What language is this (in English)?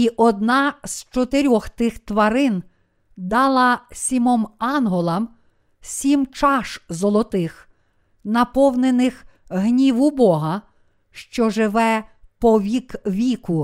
Ukrainian